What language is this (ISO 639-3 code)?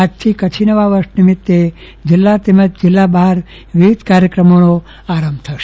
guj